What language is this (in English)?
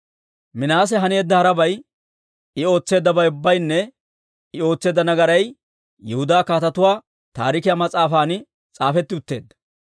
Dawro